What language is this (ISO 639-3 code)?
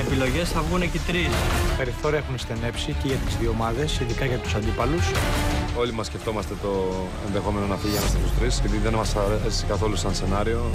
ell